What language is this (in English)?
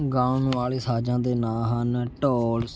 Punjabi